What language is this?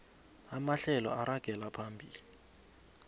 South Ndebele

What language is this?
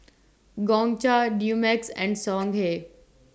English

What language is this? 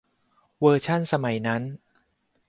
Thai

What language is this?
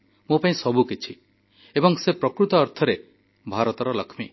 Odia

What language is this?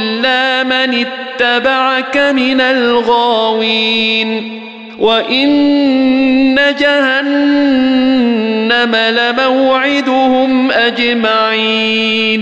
Arabic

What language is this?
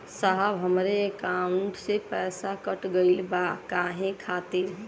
Bhojpuri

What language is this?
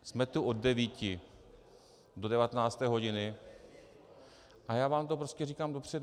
Czech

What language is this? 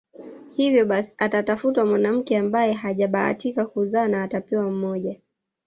Swahili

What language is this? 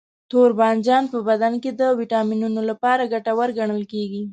Pashto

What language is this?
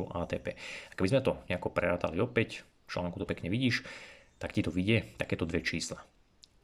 Slovak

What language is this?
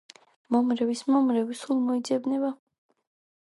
Georgian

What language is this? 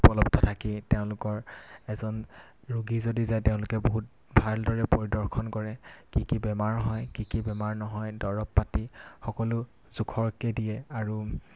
Assamese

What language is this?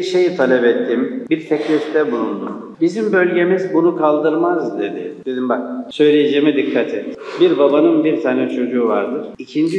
Turkish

